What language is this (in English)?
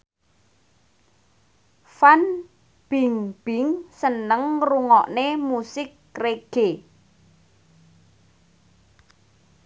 Javanese